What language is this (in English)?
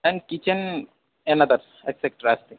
Sanskrit